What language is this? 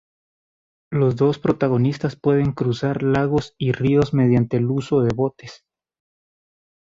Spanish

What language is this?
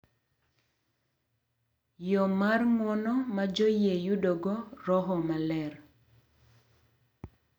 Luo (Kenya and Tanzania)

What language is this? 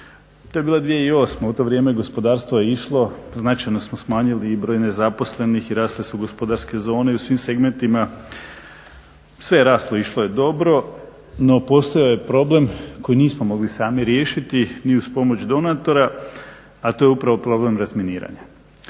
Croatian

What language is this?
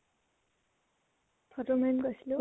Assamese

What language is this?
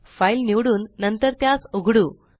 Marathi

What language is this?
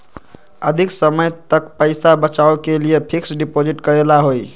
Magahi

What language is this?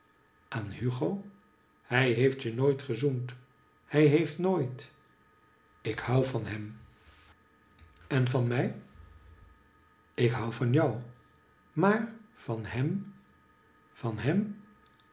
Dutch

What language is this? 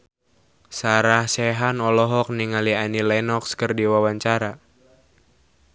Sundanese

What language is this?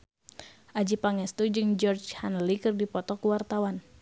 Sundanese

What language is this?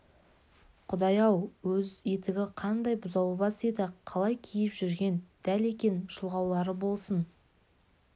Kazakh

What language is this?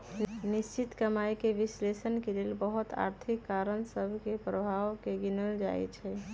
Magahi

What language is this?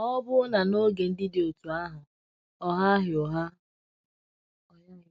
Igbo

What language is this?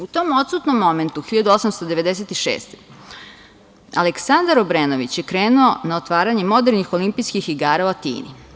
Serbian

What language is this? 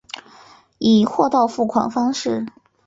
Chinese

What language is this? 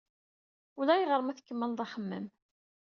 Kabyle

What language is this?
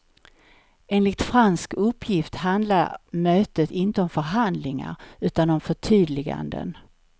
Swedish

